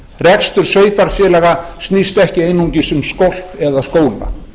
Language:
Icelandic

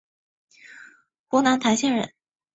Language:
Chinese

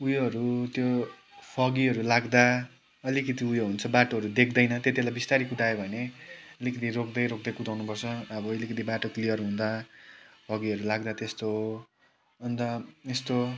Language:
Nepali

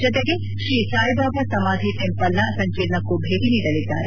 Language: Kannada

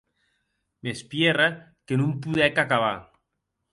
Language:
Occitan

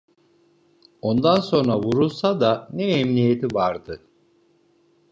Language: Turkish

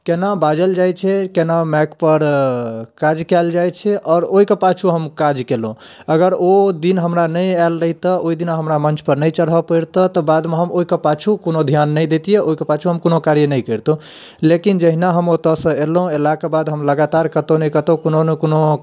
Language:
Maithili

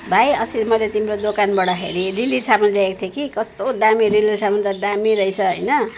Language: Nepali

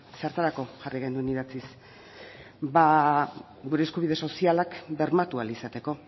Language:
Basque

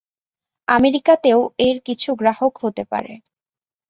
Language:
Bangla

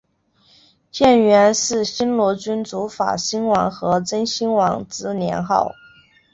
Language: Chinese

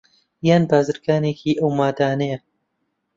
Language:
Central Kurdish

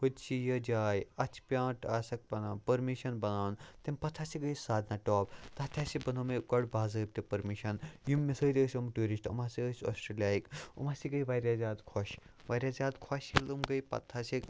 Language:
Kashmiri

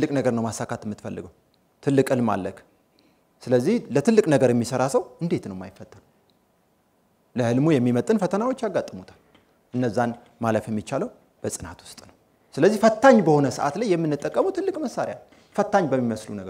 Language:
Arabic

